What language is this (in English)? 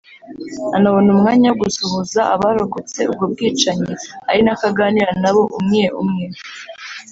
Kinyarwanda